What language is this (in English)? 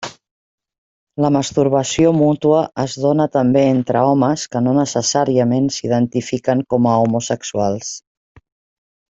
Catalan